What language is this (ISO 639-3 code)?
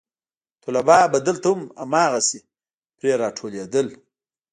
pus